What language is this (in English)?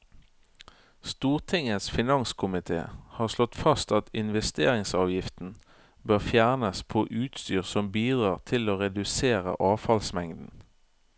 Norwegian